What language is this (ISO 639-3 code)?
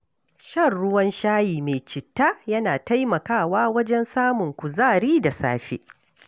hau